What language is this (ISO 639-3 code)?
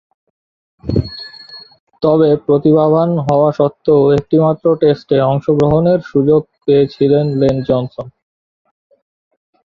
ben